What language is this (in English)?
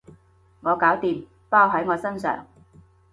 Cantonese